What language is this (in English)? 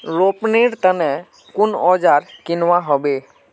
Magahi